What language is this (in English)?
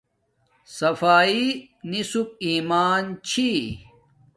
Domaaki